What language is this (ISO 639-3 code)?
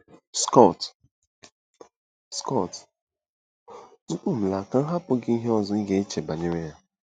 ibo